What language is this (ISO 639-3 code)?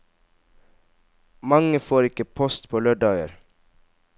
nor